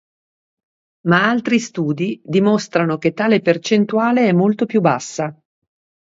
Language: Italian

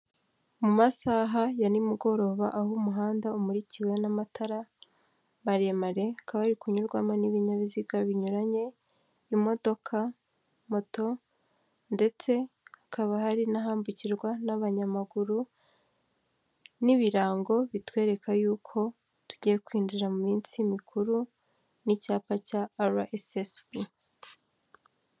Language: Kinyarwanda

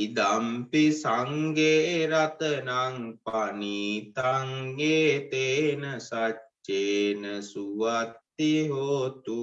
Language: Vietnamese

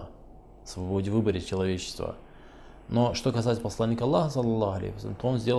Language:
Russian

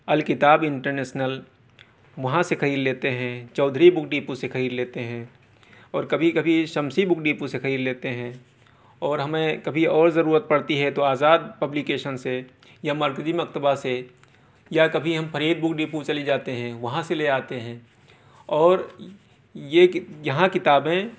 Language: Urdu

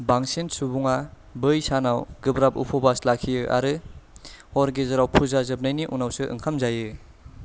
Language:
Bodo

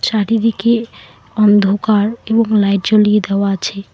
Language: Bangla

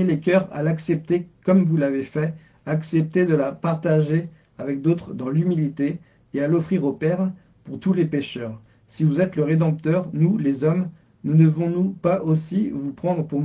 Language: French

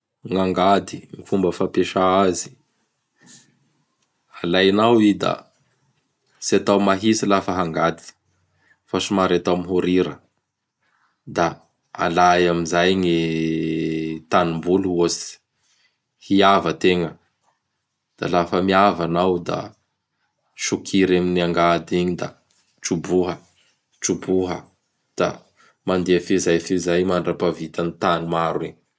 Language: Bara Malagasy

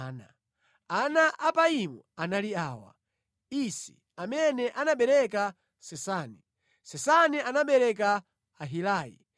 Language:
Nyanja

